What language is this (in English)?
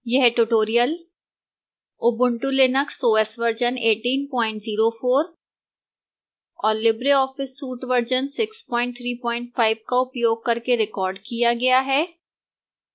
Hindi